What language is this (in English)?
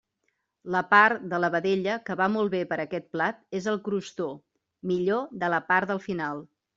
Catalan